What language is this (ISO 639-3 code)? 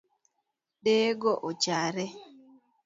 luo